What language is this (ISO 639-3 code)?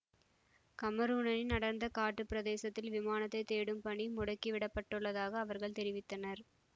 tam